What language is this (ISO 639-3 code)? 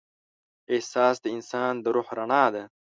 pus